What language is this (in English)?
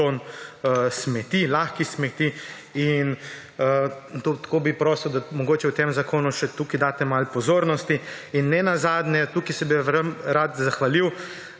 Slovenian